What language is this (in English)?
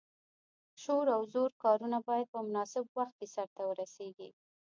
Pashto